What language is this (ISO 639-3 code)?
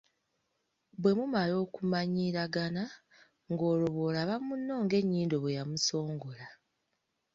lug